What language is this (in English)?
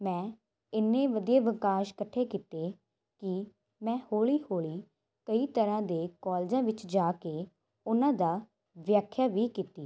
Punjabi